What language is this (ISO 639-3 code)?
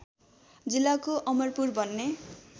nep